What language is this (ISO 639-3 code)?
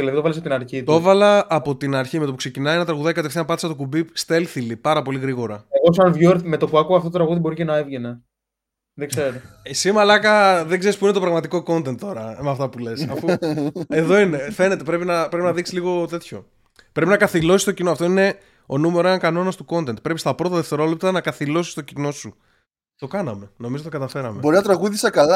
ell